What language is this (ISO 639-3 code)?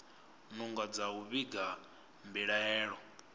ven